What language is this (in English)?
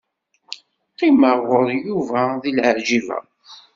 Kabyle